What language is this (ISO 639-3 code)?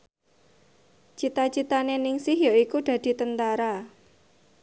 jav